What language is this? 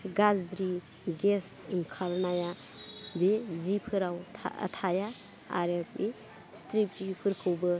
Bodo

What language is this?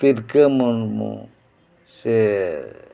Santali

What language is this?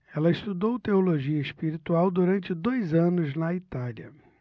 Portuguese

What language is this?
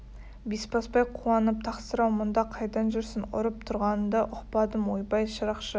Kazakh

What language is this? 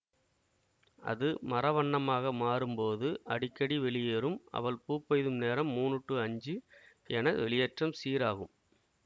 Tamil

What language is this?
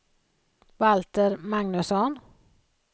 Swedish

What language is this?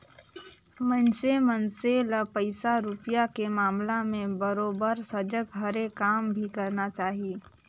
Chhattisgarhi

